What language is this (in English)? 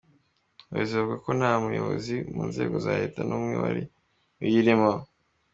Kinyarwanda